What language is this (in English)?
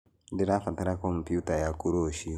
Kikuyu